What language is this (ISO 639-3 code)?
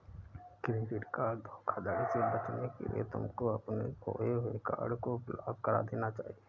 hin